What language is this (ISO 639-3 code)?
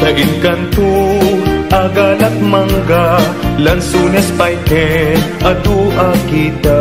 fil